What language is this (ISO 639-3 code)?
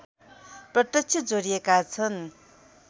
nep